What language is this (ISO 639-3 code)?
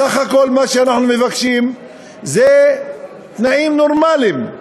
heb